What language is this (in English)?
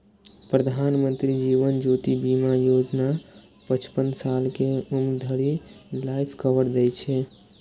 Maithili